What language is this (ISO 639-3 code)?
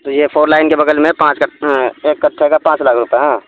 urd